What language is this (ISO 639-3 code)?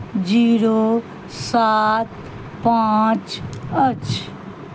mai